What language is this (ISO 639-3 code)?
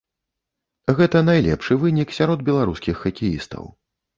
bel